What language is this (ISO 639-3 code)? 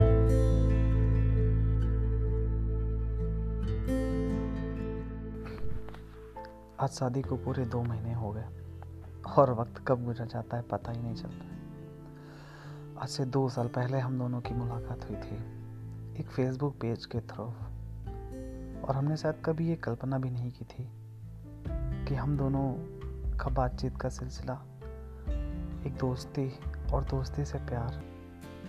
hin